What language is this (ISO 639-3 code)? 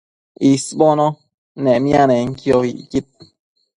mcf